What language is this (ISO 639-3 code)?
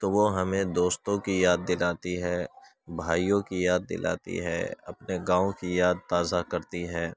urd